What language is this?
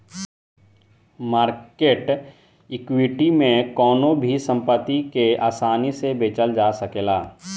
Bhojpuri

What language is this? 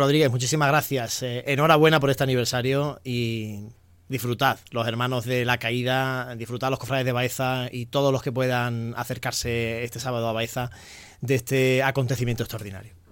Spanish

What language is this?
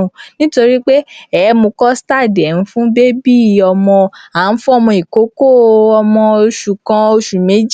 Yoruba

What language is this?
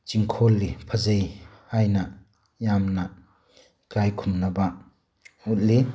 Manipuri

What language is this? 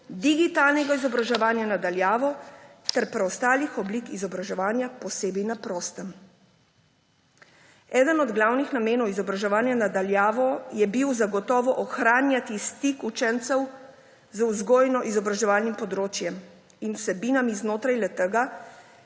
Slovenian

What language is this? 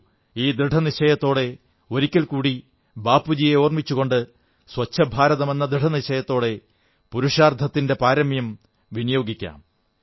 Malayalam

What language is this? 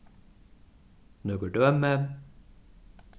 Faroese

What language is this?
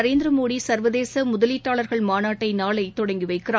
Tamil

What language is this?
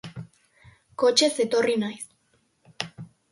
Basque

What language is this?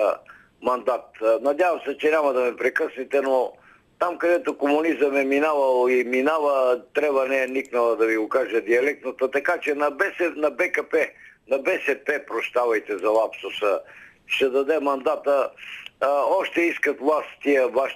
Bulgarian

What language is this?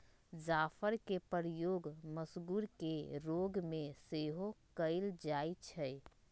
Magahi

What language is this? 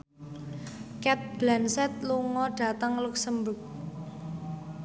Javanese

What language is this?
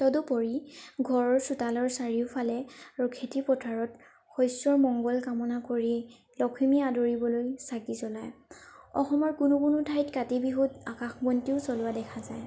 Assamese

